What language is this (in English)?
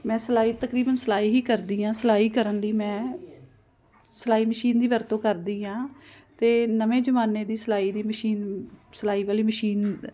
Punjabi